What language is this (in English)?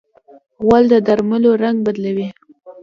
Pashto